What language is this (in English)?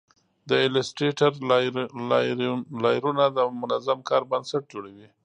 Pashto